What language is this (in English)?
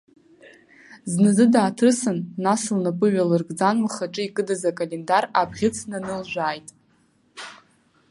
Abkhazian